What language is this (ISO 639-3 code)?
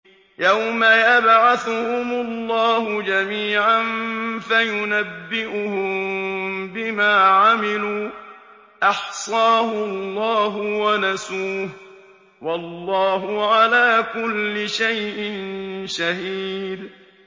ara